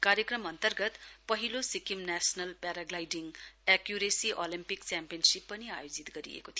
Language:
Nepali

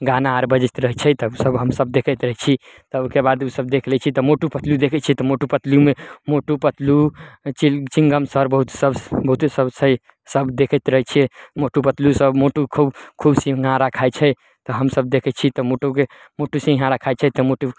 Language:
Maithili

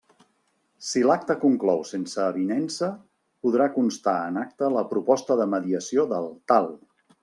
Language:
Catalan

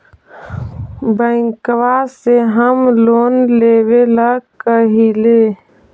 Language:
Magahi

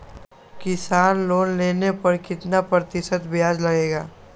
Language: Magahi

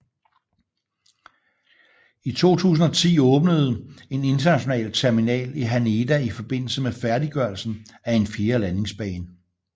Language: Danish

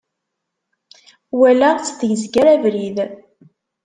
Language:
Kabyle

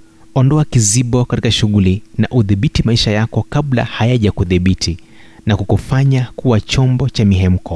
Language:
Swahili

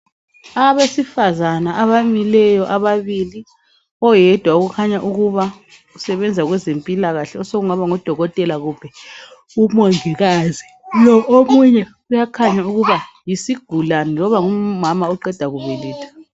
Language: North Ndebele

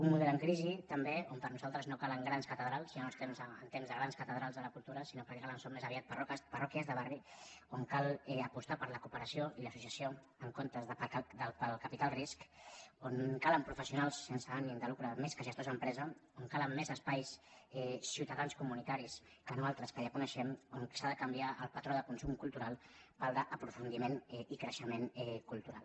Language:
Catalan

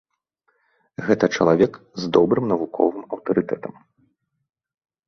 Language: Belarusian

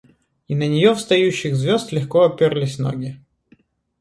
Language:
Russian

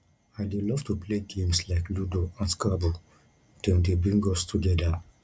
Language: Nigerian Pidgin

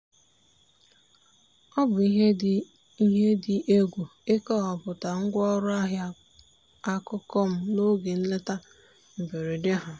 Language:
Igbo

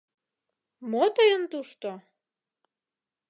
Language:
Mari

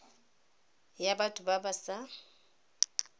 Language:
Tswana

